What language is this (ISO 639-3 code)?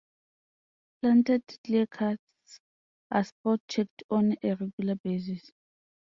eng